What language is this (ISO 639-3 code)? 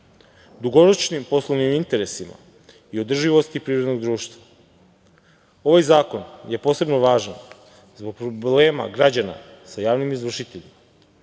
srp